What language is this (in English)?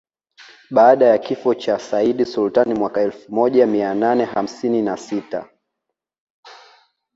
Swahili